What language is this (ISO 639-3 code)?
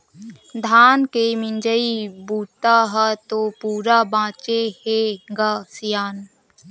hne